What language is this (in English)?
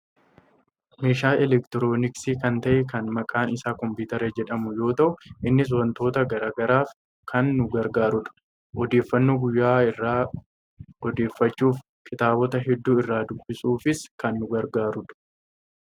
Oromo